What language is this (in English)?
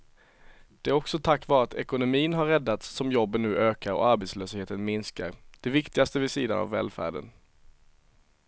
Swedish